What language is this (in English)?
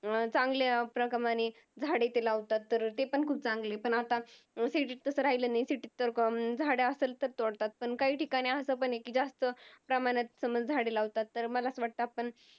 Marathi